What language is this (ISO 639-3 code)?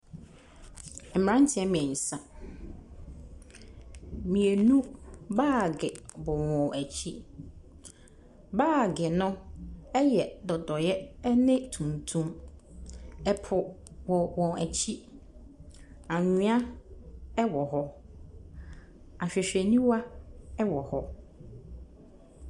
aka